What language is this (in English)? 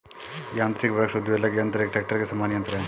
Hindi